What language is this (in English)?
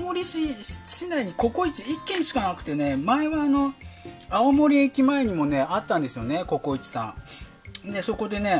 Japanese